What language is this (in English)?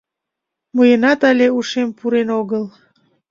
Mari